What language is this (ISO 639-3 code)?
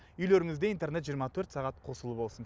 kaz